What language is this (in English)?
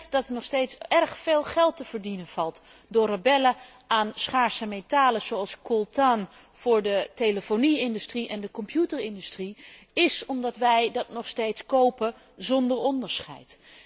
Dutch